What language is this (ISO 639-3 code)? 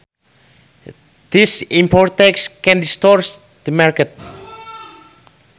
sun